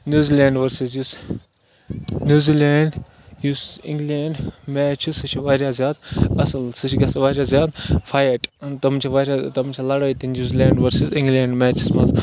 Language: Kashmiri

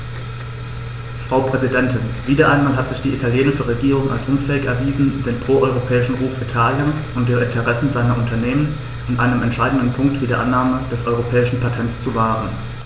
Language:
German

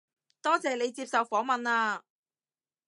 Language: Cantonese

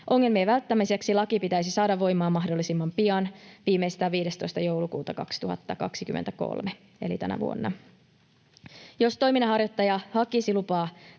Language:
Finnish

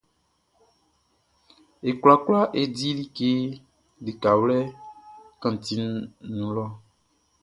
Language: Baoulé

